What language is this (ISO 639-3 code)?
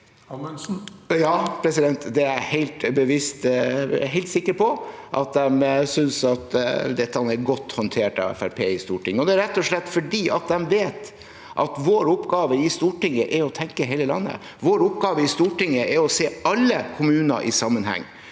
nor